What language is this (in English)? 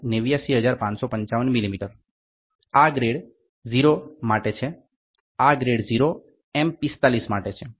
Gujarati